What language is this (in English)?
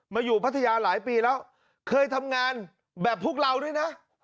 Thai